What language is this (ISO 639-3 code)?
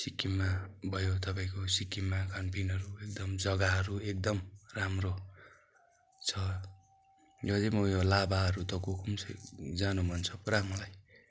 nep